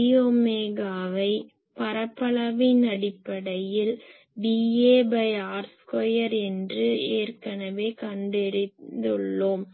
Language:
Tamil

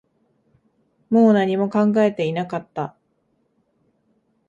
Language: Japanese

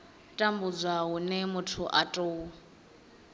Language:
Venda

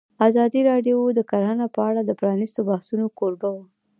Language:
Pashto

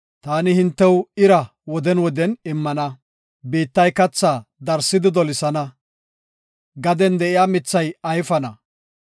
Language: Gofa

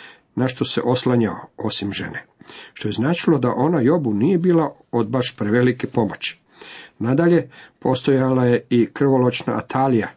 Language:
Croatian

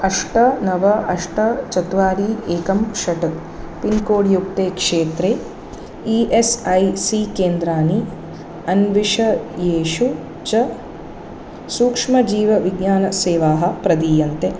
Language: Sanskrit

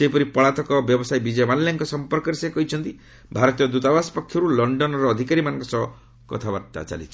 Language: Odia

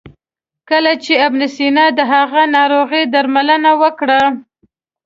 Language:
Pashto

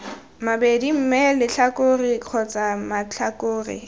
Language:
Tswana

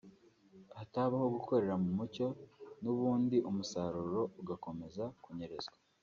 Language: Kinyarwanda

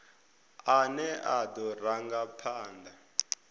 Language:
Venda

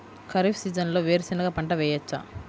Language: Telugu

